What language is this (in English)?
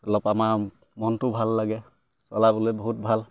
Assamese